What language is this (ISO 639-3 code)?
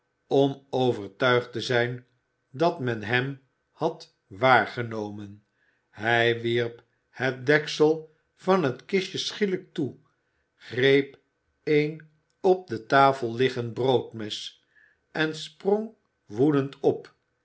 nld